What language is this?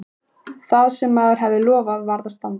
Icelandic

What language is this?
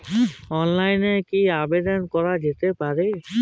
Bangla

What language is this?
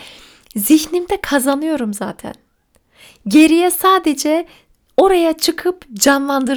Turkish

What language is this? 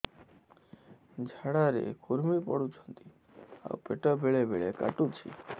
Odia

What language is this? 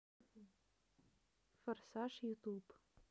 Russian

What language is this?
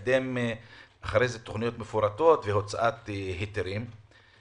Hebrew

